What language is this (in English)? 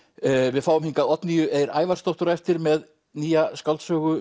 Icelandic